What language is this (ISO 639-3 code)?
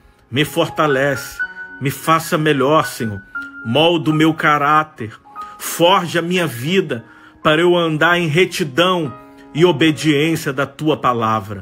por